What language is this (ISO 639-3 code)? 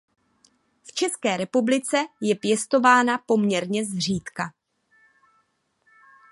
ces